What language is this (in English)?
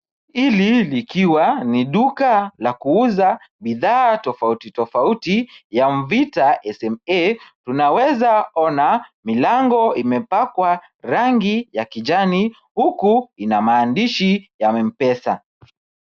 Swahili